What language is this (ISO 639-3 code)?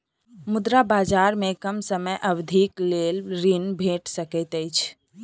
mai